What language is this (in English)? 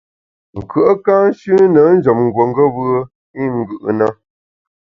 Bamun